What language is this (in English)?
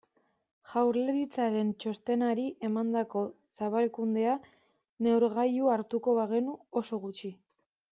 Basque